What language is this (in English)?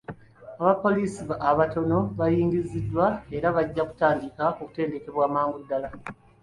Ganda